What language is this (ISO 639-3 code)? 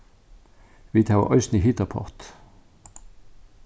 fao